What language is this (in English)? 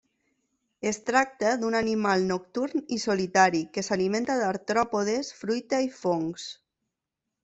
Catalan